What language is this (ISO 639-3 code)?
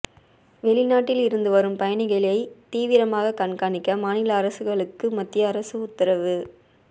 tam